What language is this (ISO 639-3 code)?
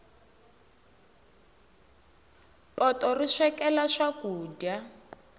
tso